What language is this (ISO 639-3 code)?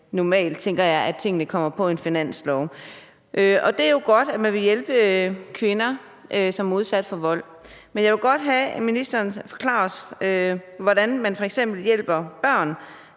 dan